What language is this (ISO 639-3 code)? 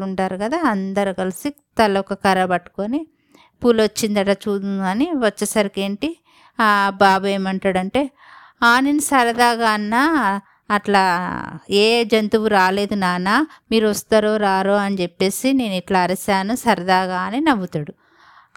tel